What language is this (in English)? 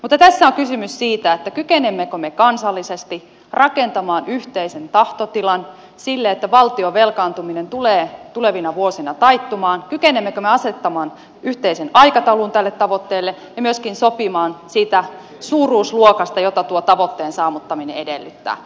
Finnish